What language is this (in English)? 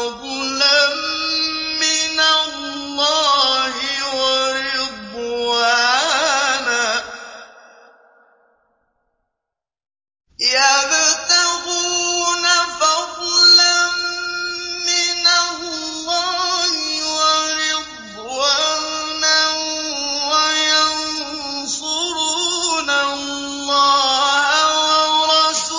Arabic